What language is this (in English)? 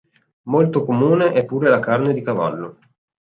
Italian